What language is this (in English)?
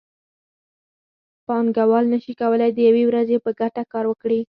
Pashto